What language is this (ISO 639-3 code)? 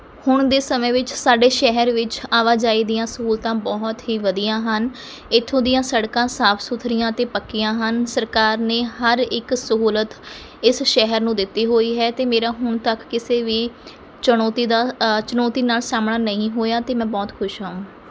pan